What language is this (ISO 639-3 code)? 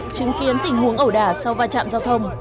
vie